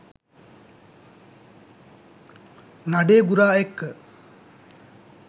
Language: Sinhala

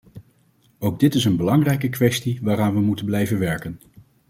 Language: Dutch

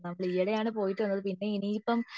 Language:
Malayalam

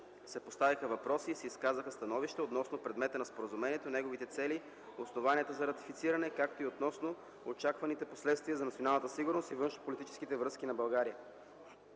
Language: Bulgarian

